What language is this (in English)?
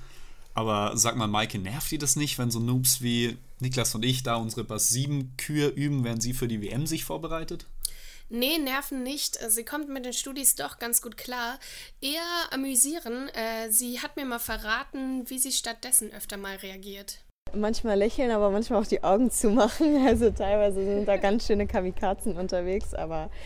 German